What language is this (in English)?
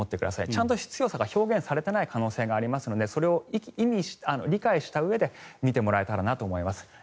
Japanese